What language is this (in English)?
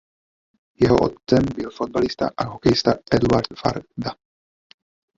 Czech